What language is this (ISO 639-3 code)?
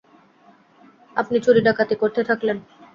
ben